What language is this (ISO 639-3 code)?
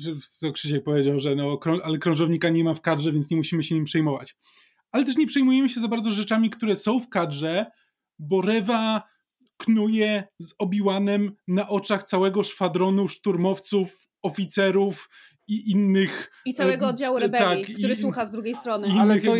pol